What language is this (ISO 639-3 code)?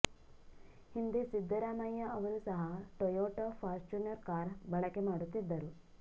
kan